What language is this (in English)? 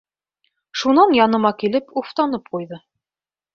Bashkir